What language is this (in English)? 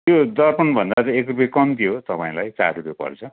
Nepali